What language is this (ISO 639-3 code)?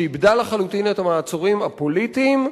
heb